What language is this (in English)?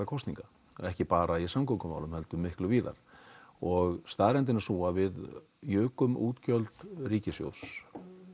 Icelandic